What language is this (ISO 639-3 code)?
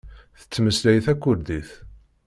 kab